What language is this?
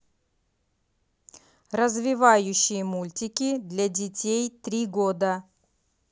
Russian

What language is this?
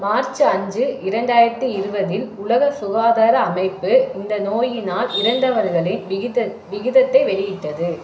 Tamil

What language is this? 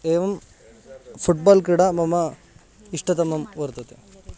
Sanskrit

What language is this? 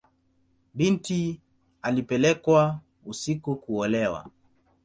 Swahili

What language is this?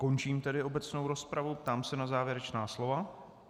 Czech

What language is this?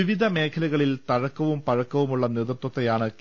Malayalam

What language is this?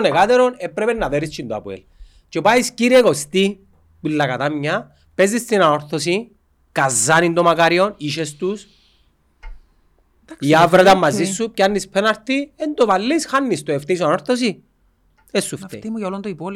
Greek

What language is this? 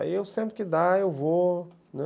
Portuguese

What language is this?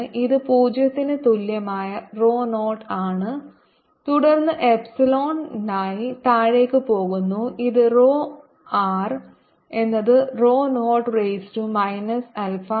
Malayalam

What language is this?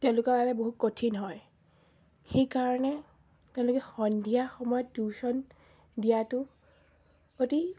Assamese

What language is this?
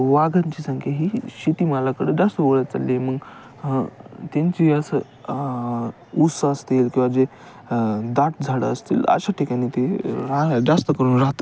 Marathi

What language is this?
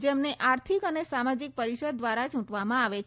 Gujarati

